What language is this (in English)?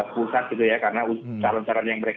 Indonesian